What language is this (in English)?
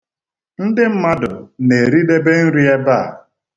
Igbo